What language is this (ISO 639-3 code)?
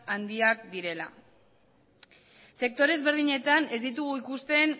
eus